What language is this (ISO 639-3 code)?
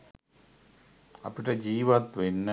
sin